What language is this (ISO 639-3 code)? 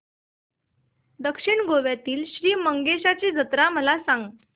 mar